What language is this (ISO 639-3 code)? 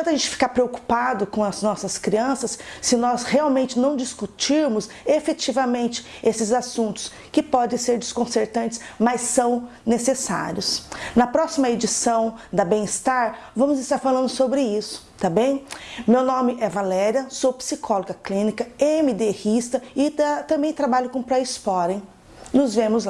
por